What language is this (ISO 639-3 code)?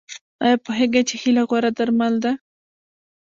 pus